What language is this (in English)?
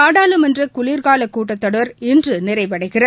Tamil